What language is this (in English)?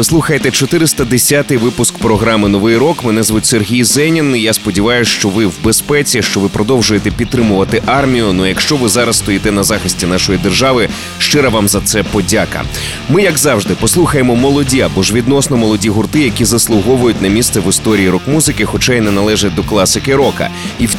Ukrainian